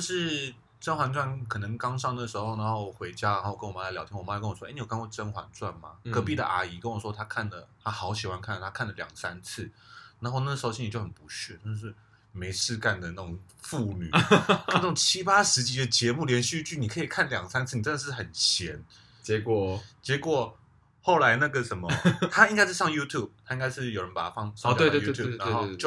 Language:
Chinese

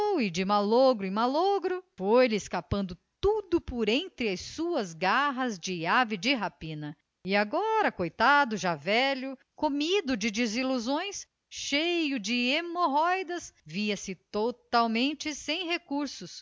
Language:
Portuguese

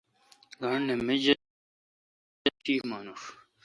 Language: Kalkoti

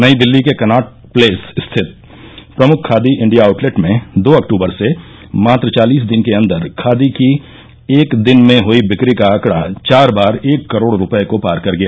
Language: Hindi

